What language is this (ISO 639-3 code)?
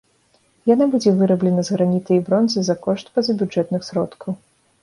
bel